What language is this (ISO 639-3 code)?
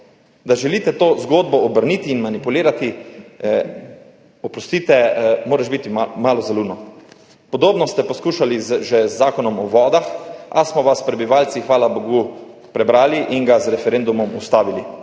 slv